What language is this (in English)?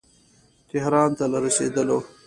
Pashto